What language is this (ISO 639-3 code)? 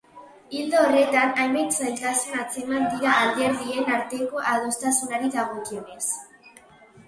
eus